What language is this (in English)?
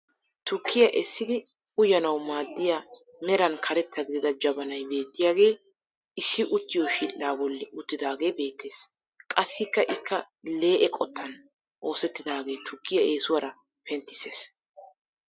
Wolaytta